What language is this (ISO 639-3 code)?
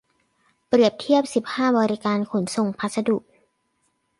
tha